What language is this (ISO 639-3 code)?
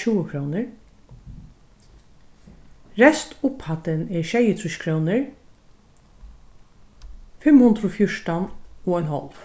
fao